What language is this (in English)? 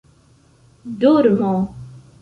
Esperanto